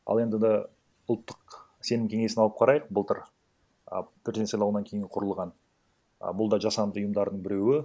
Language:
Kazakh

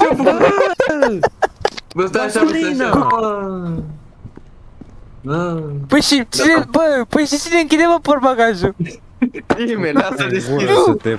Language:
Romanian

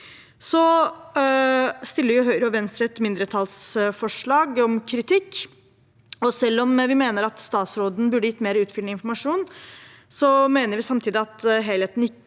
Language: Norwegian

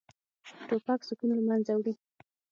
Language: Pashto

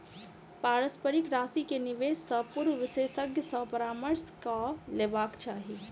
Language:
Maithili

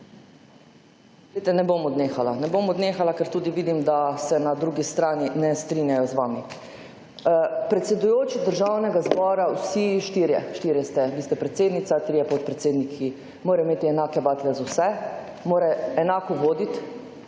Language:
Slovenian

